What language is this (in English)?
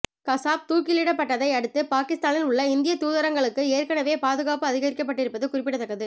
Tamil